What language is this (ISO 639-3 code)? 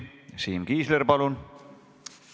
est